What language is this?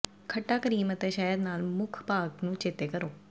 Punjabi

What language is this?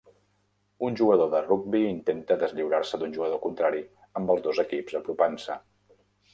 Catalan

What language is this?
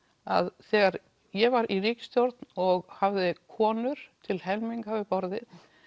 Icelandic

